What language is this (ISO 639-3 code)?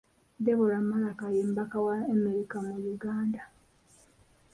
lug